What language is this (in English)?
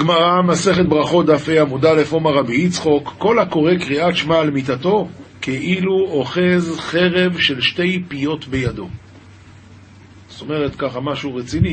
Hebrew